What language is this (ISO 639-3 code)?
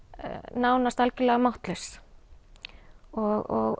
isl